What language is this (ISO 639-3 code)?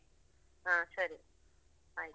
kan